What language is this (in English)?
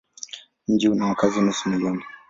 Swahili